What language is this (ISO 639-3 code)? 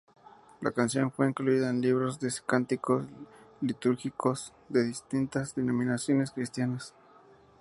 spa